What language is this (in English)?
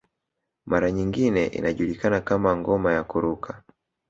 Swahili